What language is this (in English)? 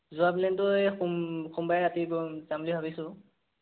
Assamese